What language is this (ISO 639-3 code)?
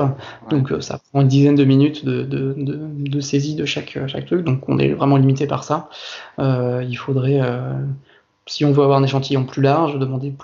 fra